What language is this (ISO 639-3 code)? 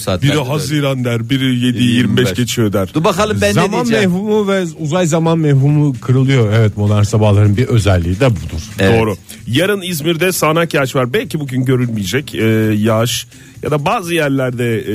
tur